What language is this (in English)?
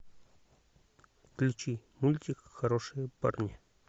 Russian